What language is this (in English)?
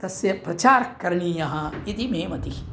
Sanskrit